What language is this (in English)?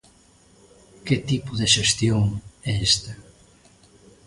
Galician